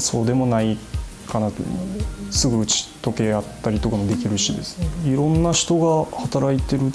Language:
Japanese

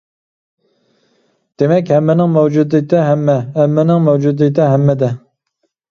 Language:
Uyghur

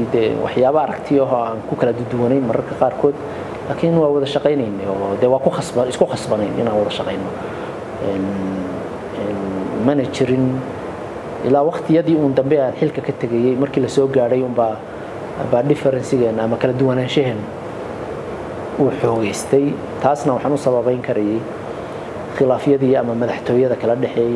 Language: Arabic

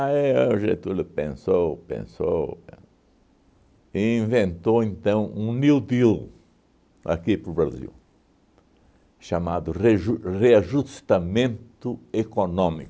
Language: Portuguese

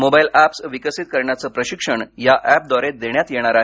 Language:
Marathi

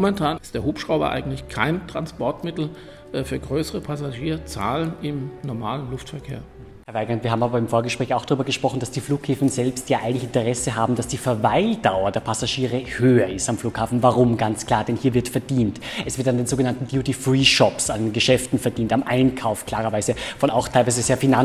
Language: German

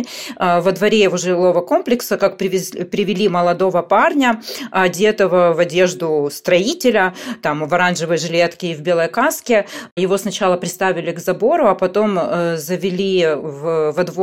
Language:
Russian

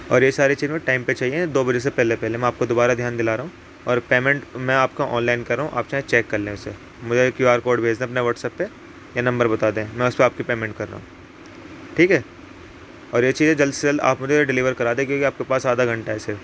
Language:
Urdu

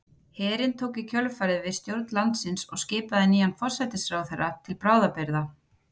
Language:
Icelandic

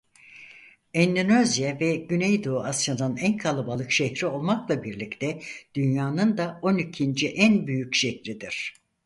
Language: Turkish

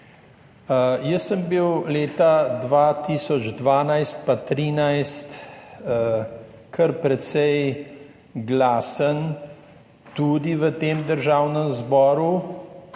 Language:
Slovenian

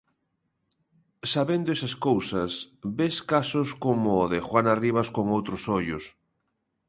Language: Galician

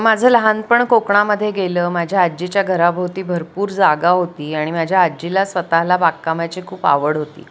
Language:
Marathi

